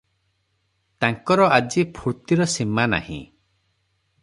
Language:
Odia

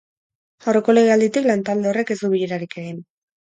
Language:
Basque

